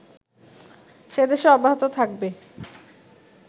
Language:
Bangla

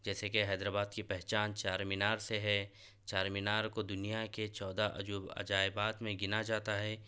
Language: Urdu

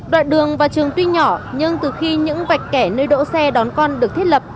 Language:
Vietnamese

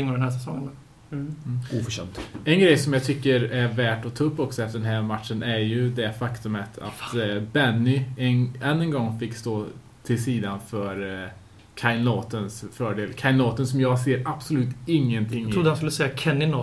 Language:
Swedish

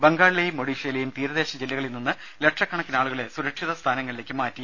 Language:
Malayalam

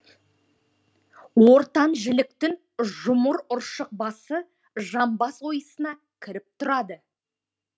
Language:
Kazakh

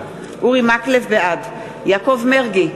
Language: Hebrew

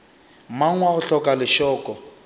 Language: Northern Sotho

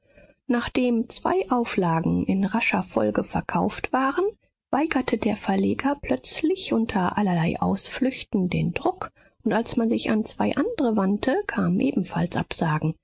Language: German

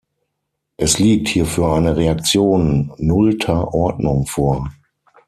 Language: German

